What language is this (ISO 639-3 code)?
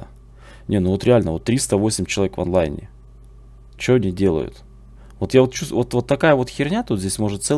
rus